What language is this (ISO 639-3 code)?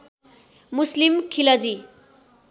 nep